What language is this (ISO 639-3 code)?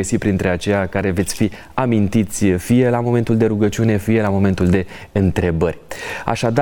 ron